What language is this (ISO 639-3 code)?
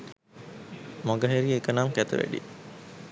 sin